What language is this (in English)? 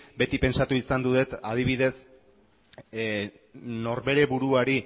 Basque